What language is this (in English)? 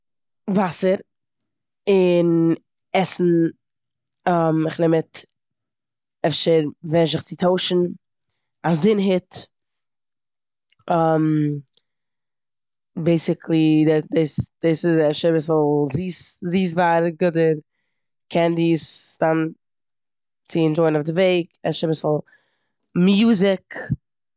Yiddish